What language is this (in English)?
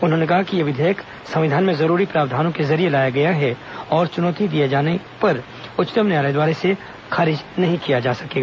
Hindi